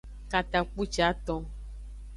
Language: Aja (Benin)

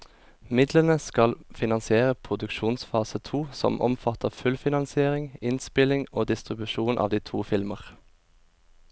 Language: Norwegian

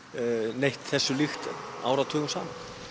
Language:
Icelandic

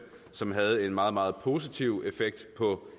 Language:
Danish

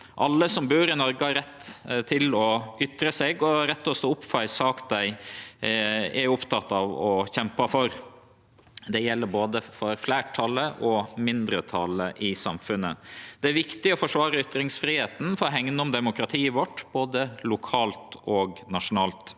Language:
Norwegian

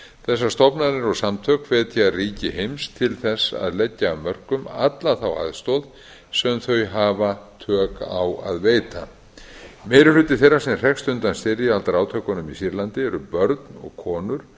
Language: Icelandic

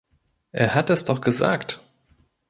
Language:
German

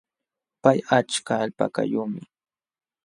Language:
Jauja Wanca Quechua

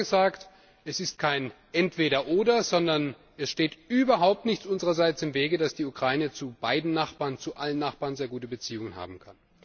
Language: German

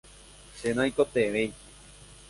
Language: Guarani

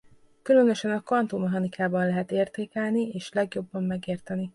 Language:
Hungarian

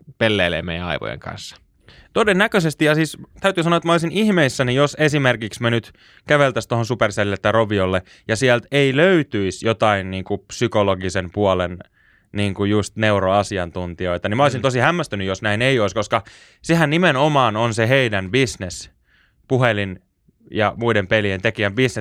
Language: Finnish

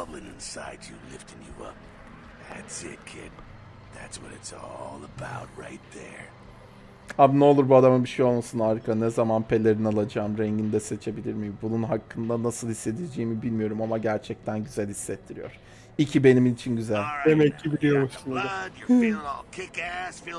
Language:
Turkish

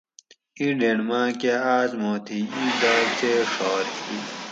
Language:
Gawri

